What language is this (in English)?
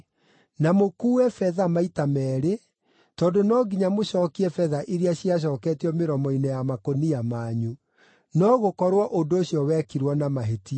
Kikuyu